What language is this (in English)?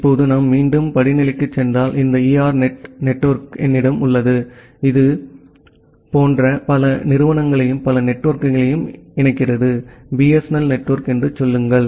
Tamil